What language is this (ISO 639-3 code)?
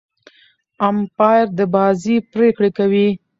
pus